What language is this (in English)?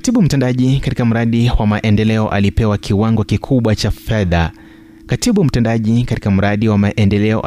Swahili